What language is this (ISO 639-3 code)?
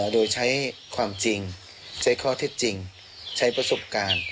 tha